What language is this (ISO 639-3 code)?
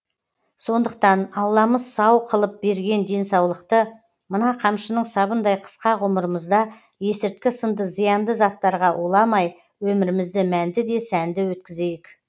kaz